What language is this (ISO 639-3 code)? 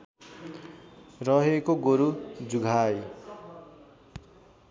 nep